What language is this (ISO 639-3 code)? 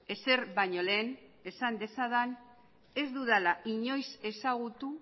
eus